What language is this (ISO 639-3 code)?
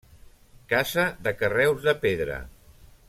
cat